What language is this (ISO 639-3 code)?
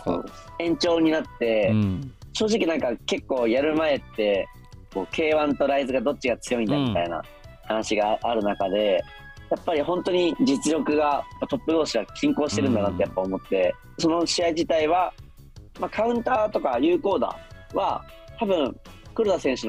jpn